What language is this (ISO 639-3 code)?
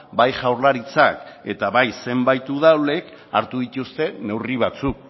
eus